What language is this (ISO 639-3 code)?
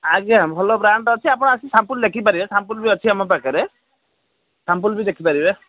ori